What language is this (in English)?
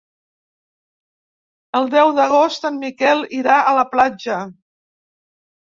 Catalan